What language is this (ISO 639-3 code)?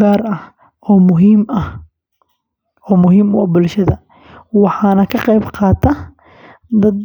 som